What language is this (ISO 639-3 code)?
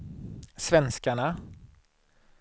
swe